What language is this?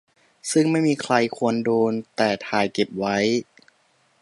Thai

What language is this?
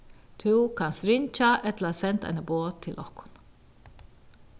Faroese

